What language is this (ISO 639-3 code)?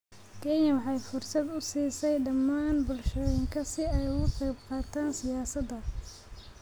som